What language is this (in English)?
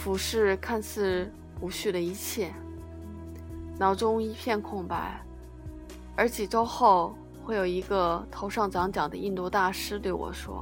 Chinese